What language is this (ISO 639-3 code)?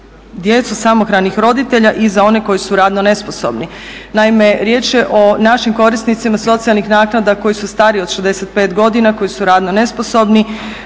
hrv